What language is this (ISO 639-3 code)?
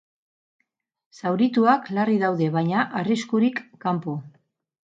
eus